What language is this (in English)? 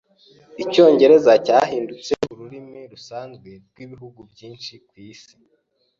Kinyarwanda